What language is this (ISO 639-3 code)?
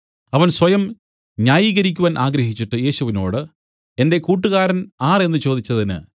mal